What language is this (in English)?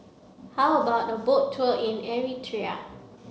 English